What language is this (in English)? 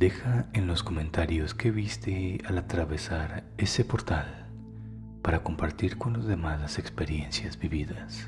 Spanish